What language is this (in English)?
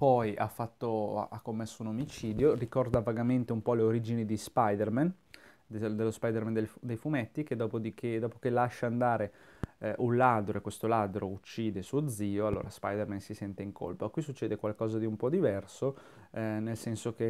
Italian